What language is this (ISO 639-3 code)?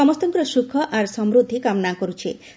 ori